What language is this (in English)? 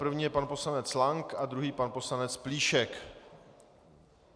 Czech